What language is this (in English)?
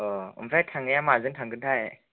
Bodo